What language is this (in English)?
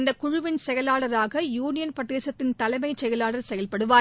Tamil